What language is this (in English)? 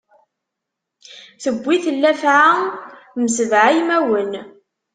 Kabyle